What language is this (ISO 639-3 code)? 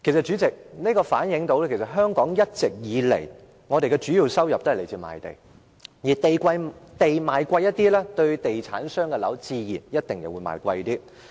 yue